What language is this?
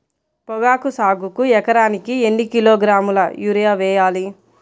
Telugu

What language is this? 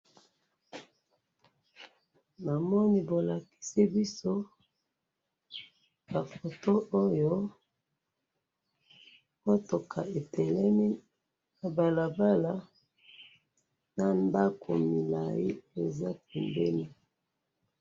Lingala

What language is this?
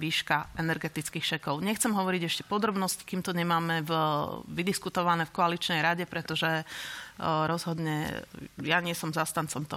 Slovak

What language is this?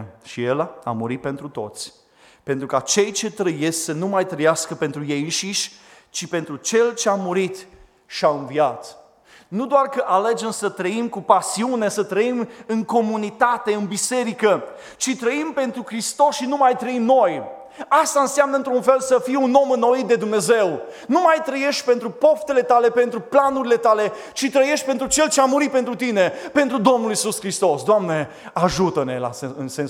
Romanian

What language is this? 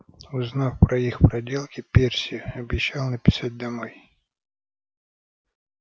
Russian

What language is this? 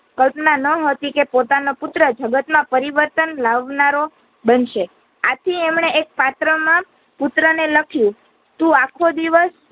Gujarati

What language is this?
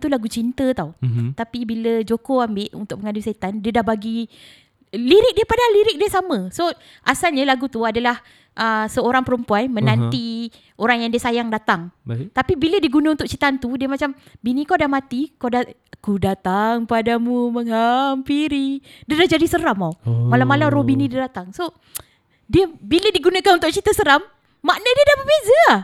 Malay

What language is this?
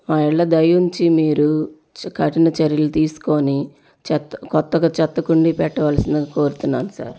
Telugu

